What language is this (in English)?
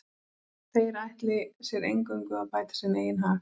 Icelandic